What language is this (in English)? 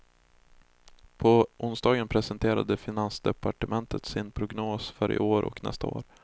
Swedish